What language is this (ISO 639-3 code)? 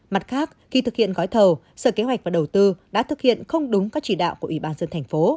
vie